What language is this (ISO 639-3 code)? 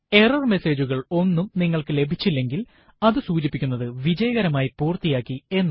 mal